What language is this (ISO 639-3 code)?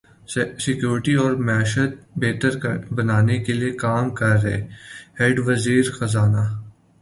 urd